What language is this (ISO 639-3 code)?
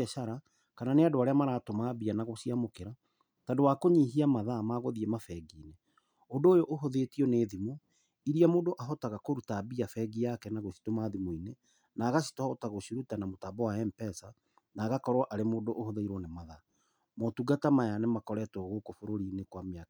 kik